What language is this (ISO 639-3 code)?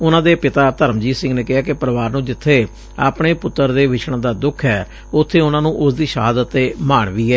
pan